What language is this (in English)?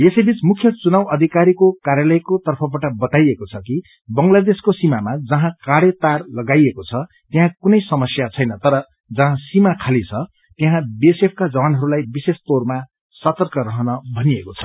Nepali